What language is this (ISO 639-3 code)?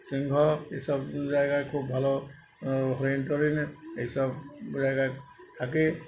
ben